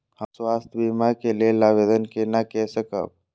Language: Maithili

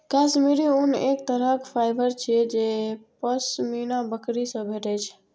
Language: Maithili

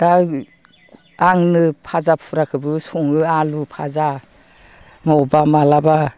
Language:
Bodo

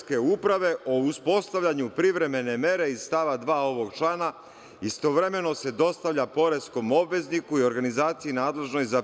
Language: Serbian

